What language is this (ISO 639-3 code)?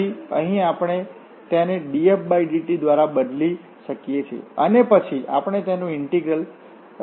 guj